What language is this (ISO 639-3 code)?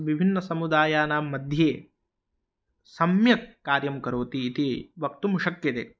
san